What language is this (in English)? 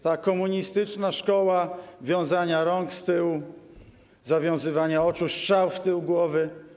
Polish